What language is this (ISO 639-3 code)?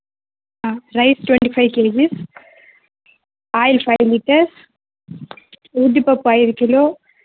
tel